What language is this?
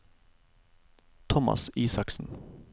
Norwegian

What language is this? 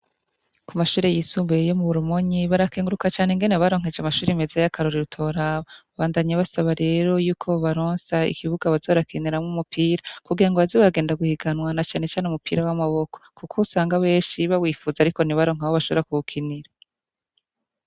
Rundi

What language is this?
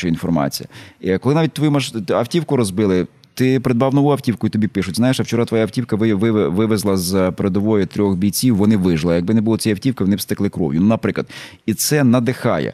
Ukrainian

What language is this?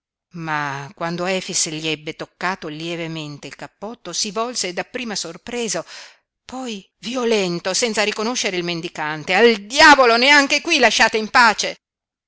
Italian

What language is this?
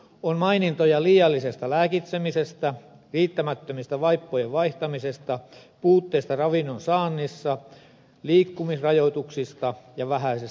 Finnish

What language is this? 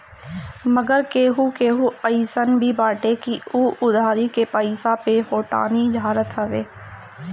Bhojpuri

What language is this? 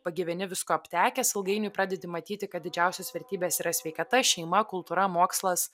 Lithuanian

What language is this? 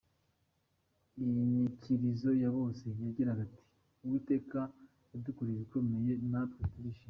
Kinyarwanda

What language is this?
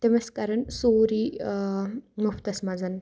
Kashmiri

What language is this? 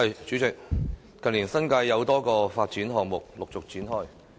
Cantonese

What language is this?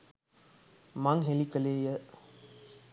Sinhala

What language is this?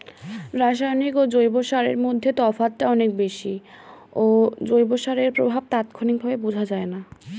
Bangla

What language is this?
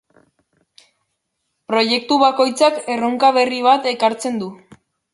Basque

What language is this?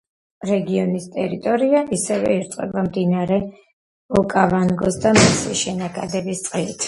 Georgian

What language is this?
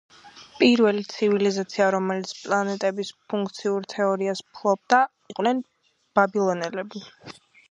Georgian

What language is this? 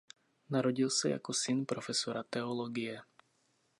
Czech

